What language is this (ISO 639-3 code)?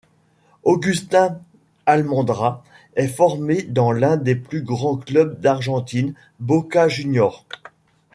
fra